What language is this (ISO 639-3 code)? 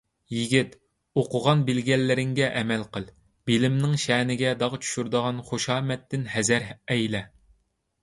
uig